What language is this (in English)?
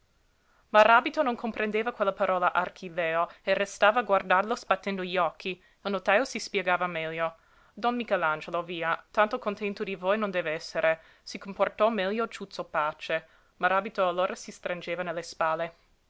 Italian